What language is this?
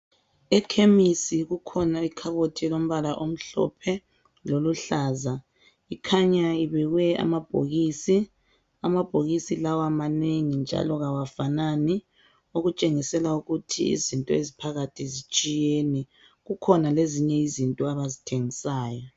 North Ndebele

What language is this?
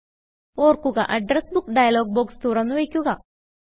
Malayalam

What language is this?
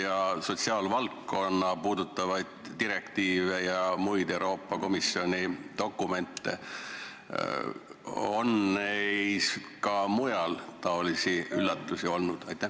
Estonian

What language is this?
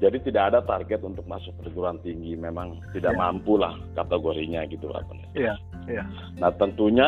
Indonesian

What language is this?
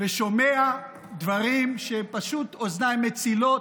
Hebrew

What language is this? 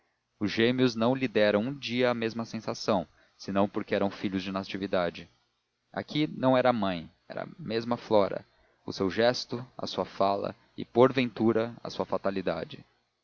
Portuguese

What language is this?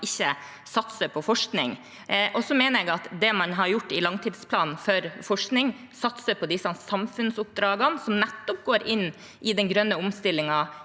Norwegian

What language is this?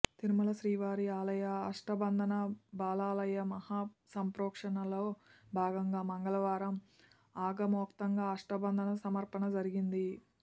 Telugu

